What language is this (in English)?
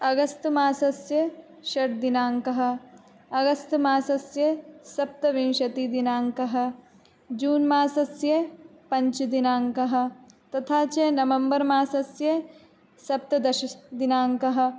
Sanskrit